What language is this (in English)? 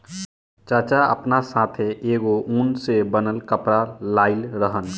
Bhojpuri